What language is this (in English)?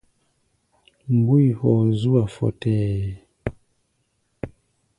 Gbaya